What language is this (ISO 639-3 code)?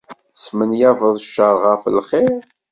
kab